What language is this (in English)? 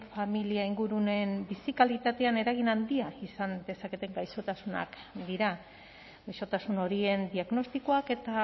Basque